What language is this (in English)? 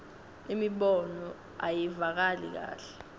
Swati